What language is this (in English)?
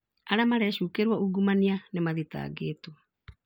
Kikuyu